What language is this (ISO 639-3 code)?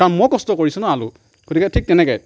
asm